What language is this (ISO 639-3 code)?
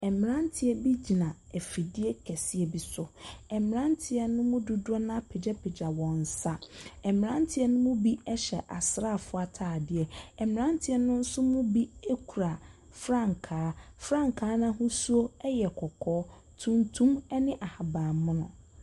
aka